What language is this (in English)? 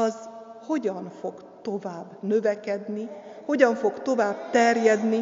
Hungarian